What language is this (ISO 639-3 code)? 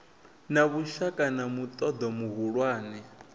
ven